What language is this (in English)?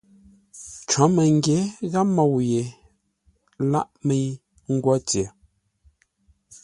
Ngombale